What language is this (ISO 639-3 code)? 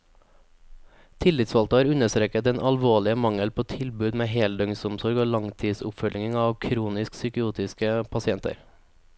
nor